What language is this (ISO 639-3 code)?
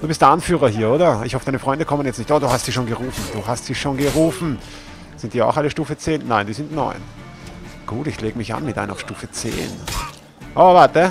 deu